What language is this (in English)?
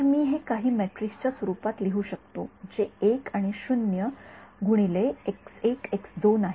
Marathi